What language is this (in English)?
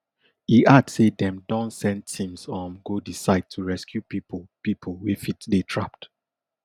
Nigerian Pidgin